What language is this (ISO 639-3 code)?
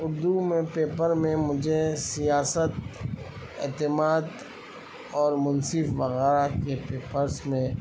urd